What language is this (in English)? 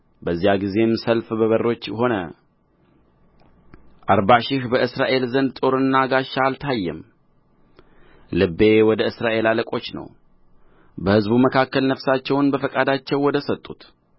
Amharic